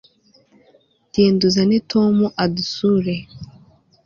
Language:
Kinyarwanda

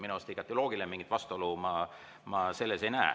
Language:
Estonian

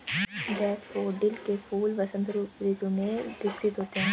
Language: Hindi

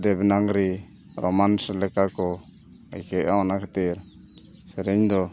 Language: Santali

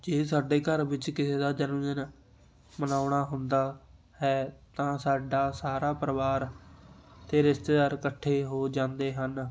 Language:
Punjabi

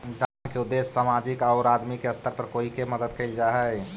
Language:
Magahi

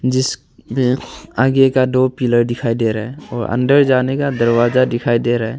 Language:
Hindi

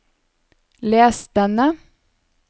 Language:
Norwegian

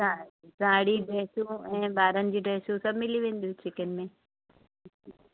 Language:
Sindhi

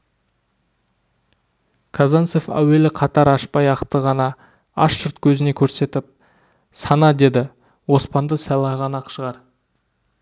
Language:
Kazakh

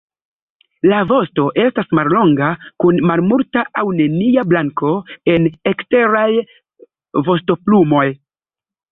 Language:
Esperanto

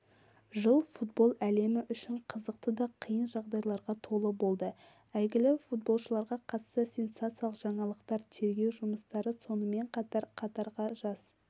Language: Kazakh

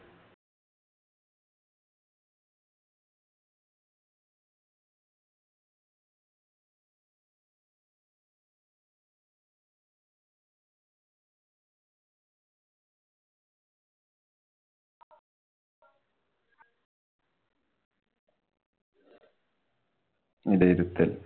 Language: Malayalam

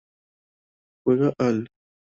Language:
Spanish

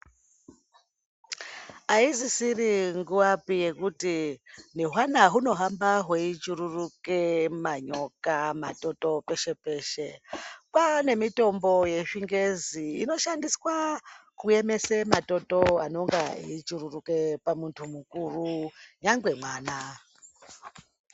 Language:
Ndau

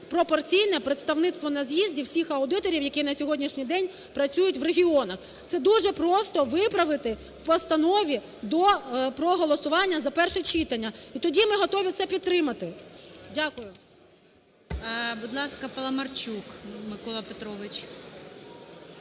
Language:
Ukrainian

